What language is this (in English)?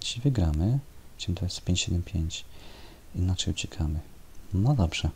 Polish